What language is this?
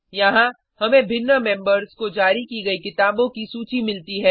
Hindi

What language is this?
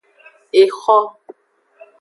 Aja (Benin)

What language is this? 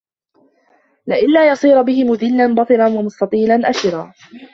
Arabic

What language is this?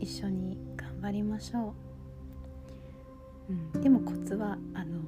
Japanese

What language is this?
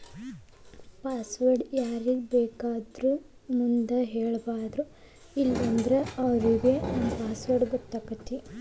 Kannada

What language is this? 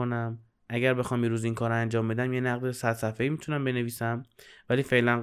Persian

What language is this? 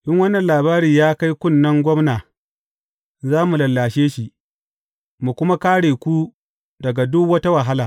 Hausa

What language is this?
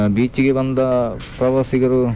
Kannada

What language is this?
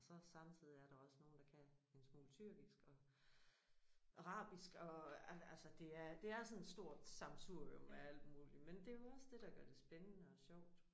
Danish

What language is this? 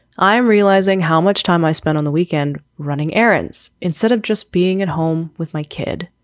English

